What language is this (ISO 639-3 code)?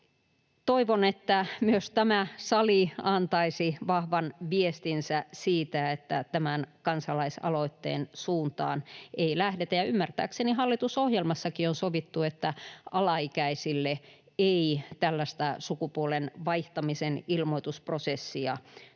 fin